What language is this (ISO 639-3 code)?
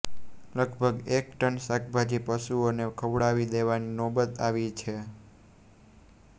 guj